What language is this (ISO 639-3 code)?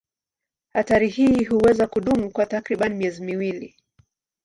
swa